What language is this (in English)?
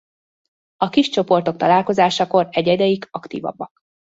Hungarian